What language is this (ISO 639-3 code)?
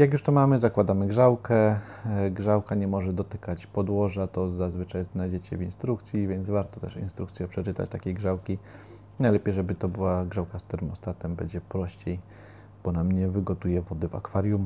pol